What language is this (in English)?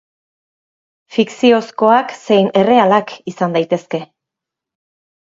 Basque